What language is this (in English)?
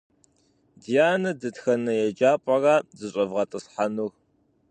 Kabardian